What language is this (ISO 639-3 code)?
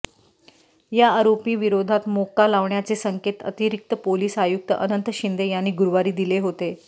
mar